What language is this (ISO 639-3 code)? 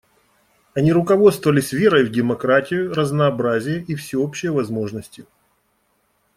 rus